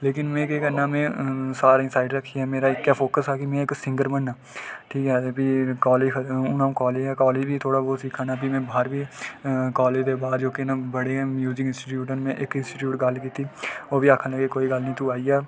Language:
Dogri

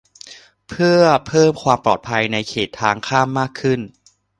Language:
Thai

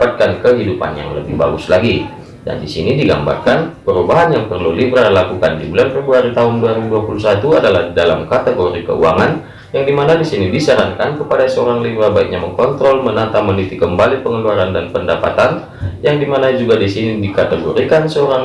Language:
Indonesian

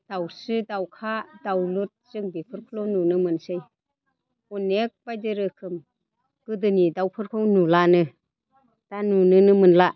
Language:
Bodo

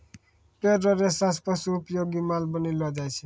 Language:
Maithili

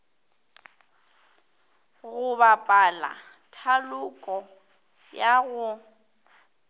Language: Northern Sotho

